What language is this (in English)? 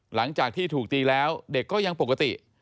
Thai